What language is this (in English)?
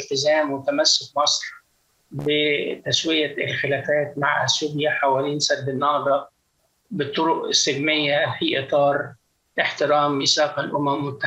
Arabic